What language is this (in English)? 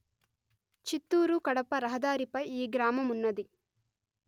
Telugu